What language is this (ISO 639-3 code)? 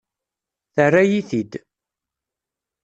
kab